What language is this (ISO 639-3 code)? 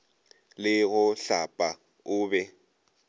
nso